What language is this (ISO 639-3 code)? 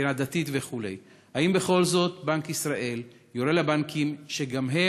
heb